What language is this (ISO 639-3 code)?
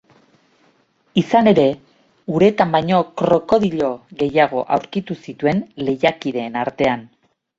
eus